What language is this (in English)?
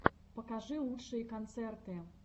Russian